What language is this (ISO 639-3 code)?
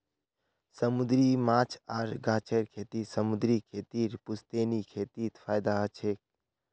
mag